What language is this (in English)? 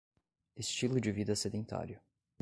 Portuguese